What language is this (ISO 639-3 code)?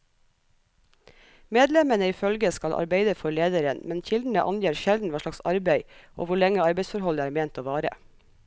nor